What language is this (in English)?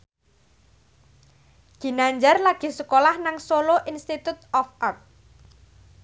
Javanese